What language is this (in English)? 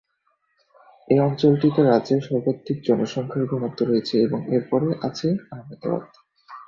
Bangla